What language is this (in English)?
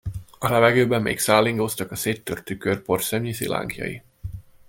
Hungarian